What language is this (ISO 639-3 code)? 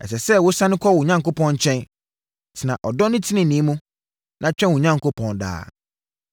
aka